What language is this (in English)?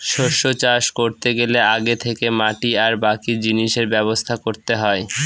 Bangla